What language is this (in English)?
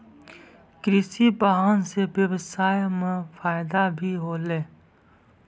Maithili